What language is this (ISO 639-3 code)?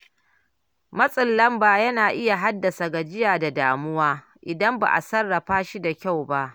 hau